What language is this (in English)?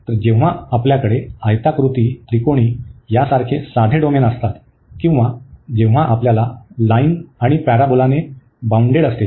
Marathi